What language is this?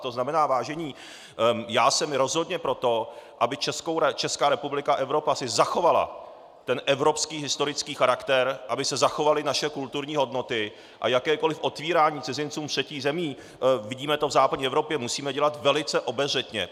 Czech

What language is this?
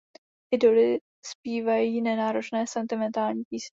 Czech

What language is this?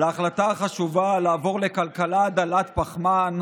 Hebrew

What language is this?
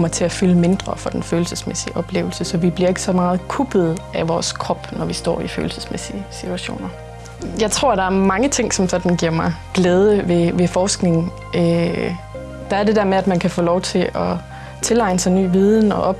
Danish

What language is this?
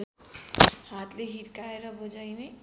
Nepali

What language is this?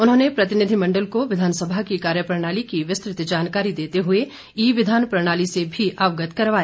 Hindi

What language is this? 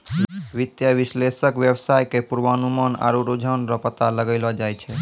Maithili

